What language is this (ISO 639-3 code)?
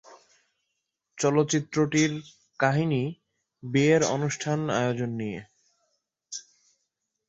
ben